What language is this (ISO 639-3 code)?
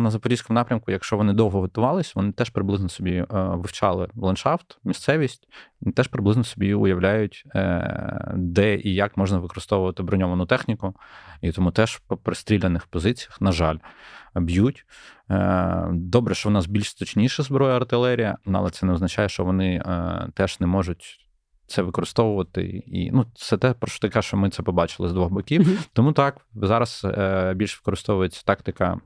ukr